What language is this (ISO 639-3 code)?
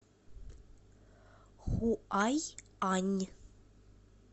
rus